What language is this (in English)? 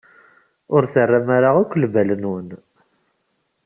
Kabyle